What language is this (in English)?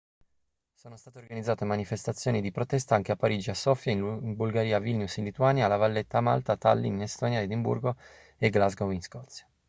Italian